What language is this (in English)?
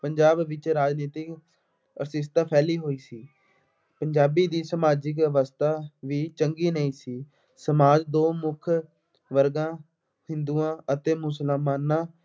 Punjabi